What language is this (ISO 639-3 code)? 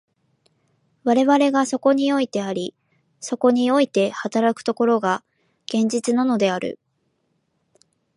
jpn